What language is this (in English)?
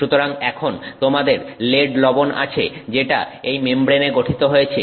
Bangla